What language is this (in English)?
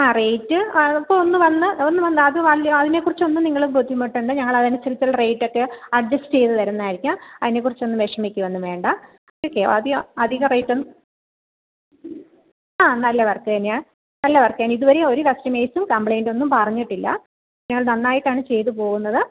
Malayalam